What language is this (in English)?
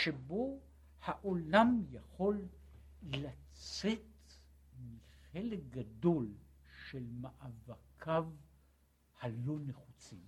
Hebrew